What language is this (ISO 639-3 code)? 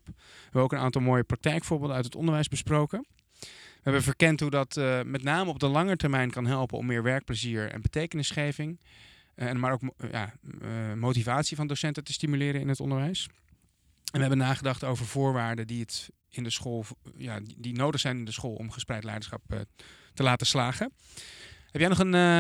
nld